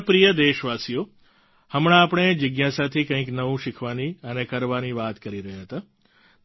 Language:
Gujarati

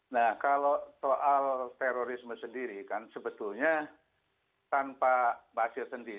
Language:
Indonesian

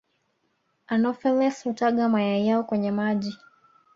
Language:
Swahili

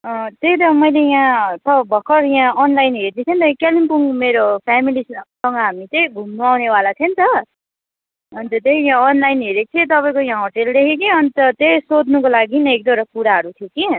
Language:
Nepali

